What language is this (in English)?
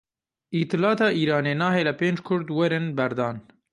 Kurdish